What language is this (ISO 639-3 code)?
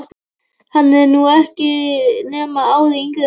isl